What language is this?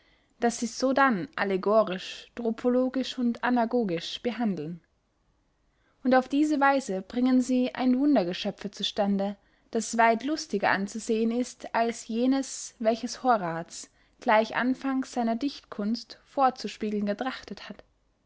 German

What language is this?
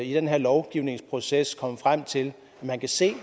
Danish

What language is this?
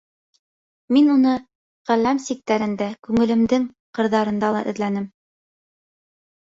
Bashkir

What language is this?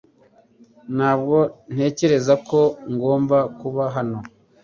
Kinyarwanda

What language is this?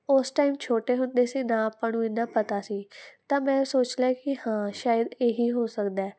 Punjabi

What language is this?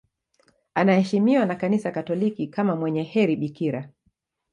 Swahili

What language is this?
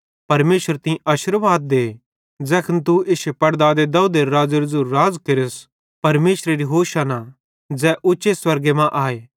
Bhadrawahi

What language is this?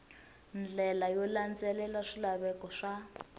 Tsonga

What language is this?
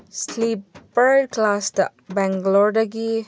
Manipuri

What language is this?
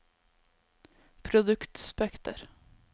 Norwegian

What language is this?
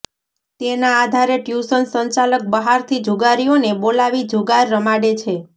Gujarati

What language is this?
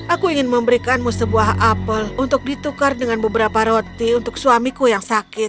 Indonesian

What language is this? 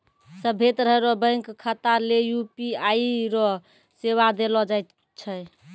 Maithili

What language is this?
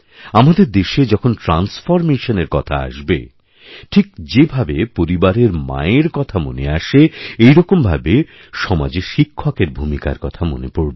Bangla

